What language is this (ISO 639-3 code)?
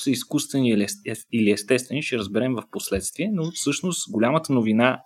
bul